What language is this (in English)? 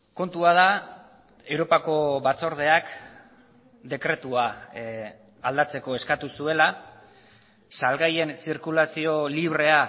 Basque